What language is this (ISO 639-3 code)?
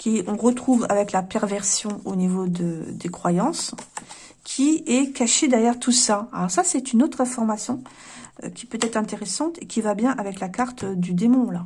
fra